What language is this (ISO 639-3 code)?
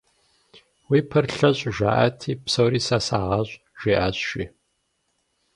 kbd